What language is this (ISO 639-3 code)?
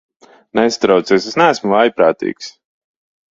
lav